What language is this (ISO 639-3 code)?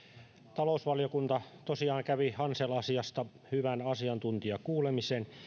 fin